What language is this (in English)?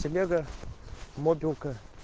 Russian